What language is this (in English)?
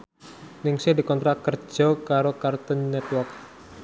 Javanese